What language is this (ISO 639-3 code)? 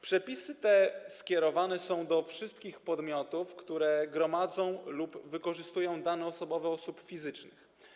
pol